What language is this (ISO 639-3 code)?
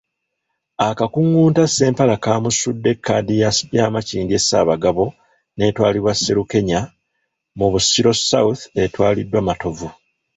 lug